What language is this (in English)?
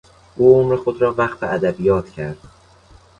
Persian